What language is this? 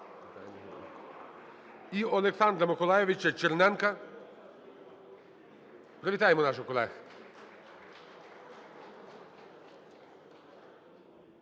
Ukrainian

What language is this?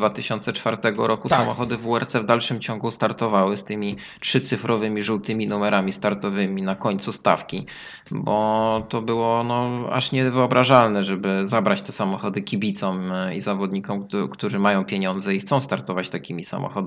Polish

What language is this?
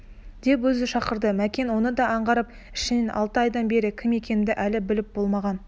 Kazakh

